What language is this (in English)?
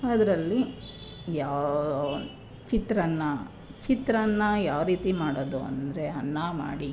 Kannada